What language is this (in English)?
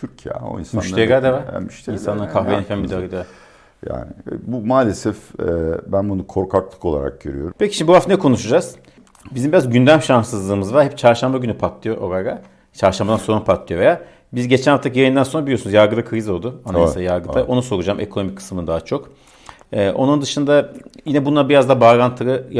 Turkish